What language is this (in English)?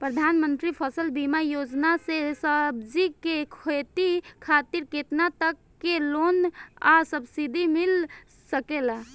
Bhojpuri